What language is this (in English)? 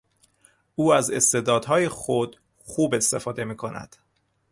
Persian